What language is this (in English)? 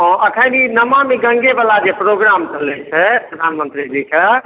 Maithili